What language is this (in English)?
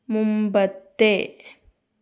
Malayalam